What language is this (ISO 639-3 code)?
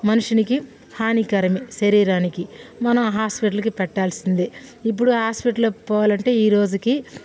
tel